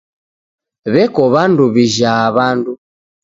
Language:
Taita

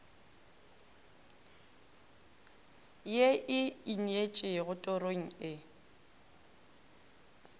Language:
Northern Sotho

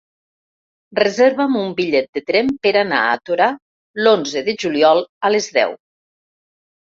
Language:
Catalan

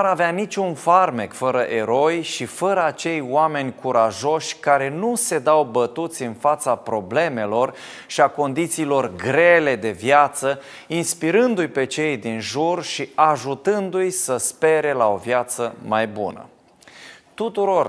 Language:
Romanian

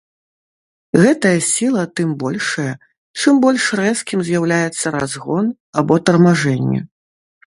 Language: Belarusian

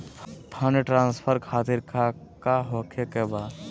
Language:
Magahi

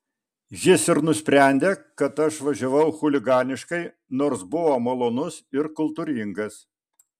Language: Lithuanian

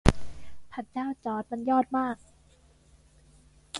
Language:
Thai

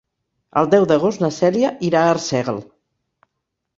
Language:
Catalan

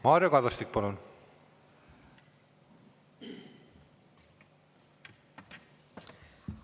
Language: Estonian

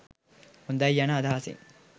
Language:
Sinhala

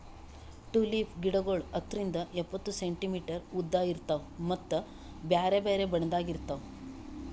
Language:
Kannada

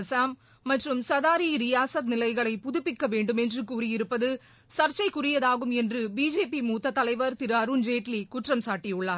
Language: Tamil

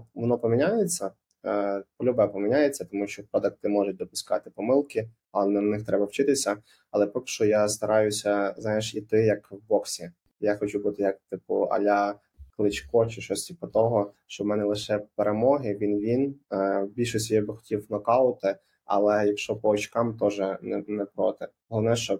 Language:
Ukrainian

